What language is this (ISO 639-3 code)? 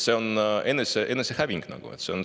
est